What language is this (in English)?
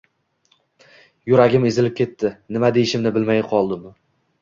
Uzbek